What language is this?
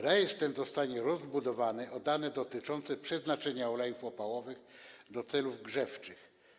Polish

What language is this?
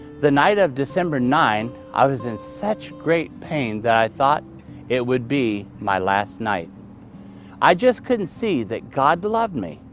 English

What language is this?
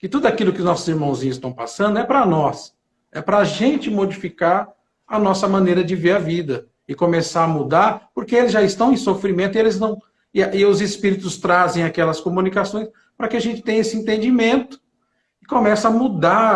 Portuguese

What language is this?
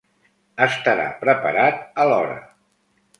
Catalan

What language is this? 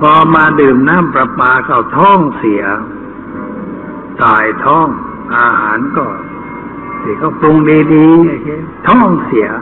Thai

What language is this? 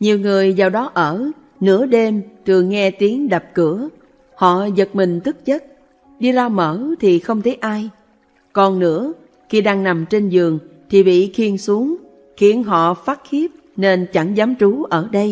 Vietnamese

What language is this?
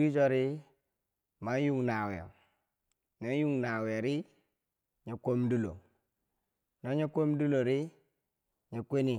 Bangwinji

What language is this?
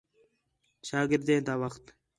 Khetrani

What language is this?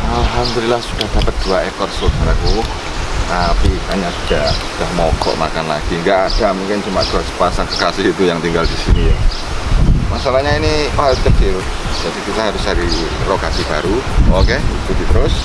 Indonesian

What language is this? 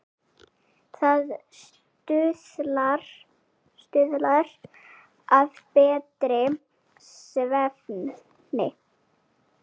Icelandic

